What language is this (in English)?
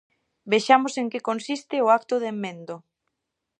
Galician